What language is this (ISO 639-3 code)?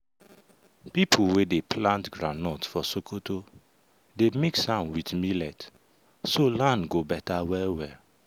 pcm